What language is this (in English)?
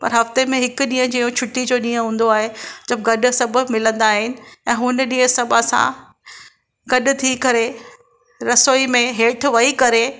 Sindhi